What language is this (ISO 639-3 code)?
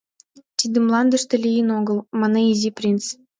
chm